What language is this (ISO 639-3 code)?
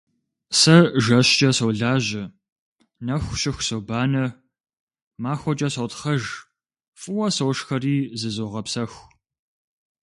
kbd